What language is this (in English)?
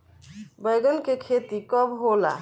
Bhojpuri